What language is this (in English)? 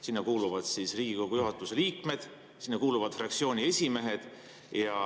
Estonian